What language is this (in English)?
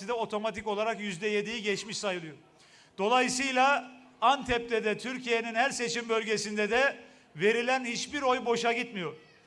Turkish